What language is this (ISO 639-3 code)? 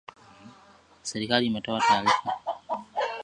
swa